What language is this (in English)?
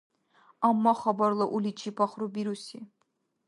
Dargwa